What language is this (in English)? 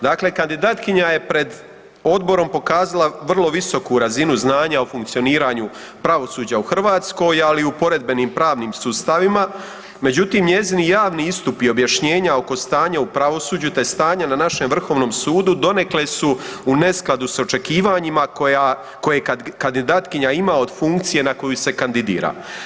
Croatian